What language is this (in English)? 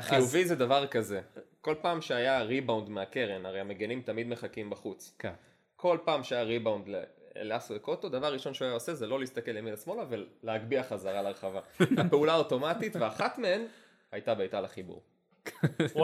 Hebrew